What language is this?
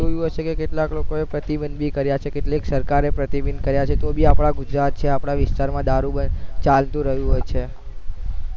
Gujarati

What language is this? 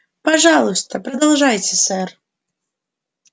Russian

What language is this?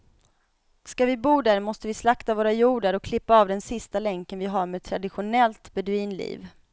Swedish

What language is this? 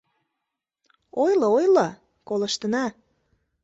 Mari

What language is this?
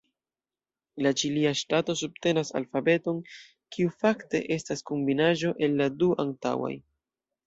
Esperanto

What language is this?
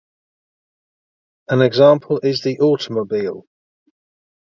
English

